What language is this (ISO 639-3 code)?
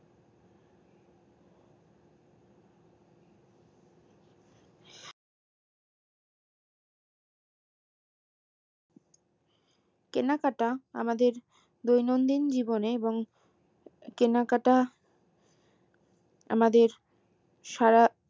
ben